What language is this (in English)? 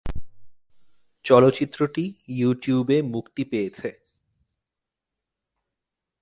Bangla